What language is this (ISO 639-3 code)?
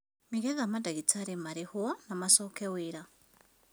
kik